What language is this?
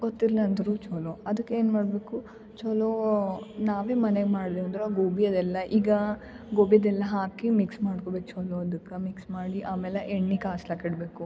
Kannada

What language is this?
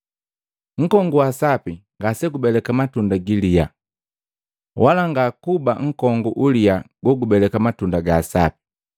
Matengo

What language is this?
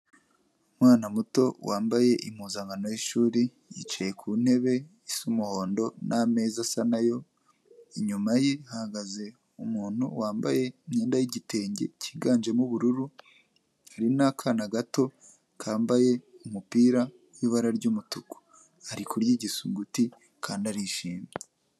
Kinyarwanda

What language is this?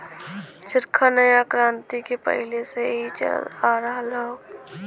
Bhojpuri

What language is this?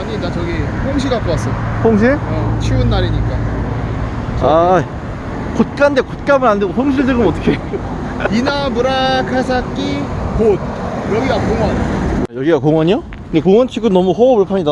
Korean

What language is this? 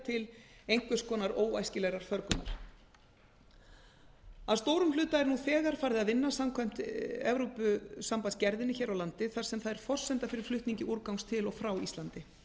Icelandic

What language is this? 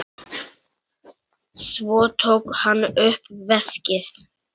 Icelandic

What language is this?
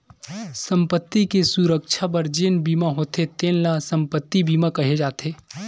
Chhattisgarhi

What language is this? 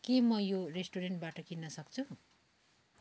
Nepali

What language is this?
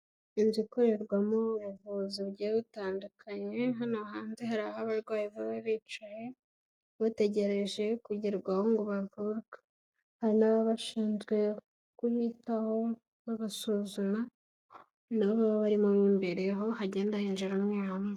Kinyarwanda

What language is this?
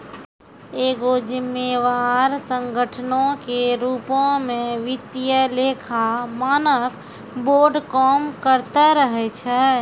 Maithili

